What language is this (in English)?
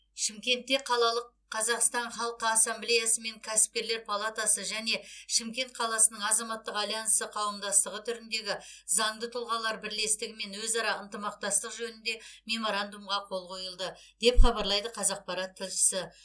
Kazakh